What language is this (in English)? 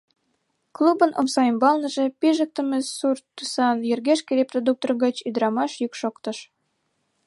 Mari